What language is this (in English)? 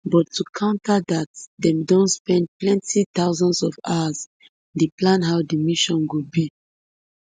Nigerian Pidgin